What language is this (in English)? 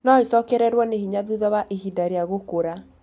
Kikuyu